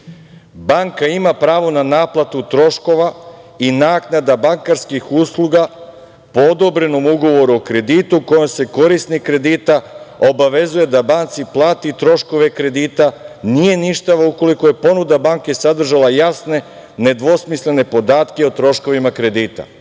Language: Serbian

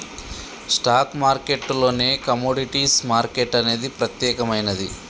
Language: Telugu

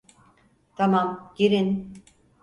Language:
Turkish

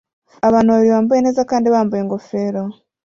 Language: Kinyarwanda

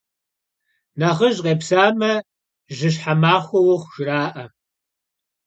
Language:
Kabardian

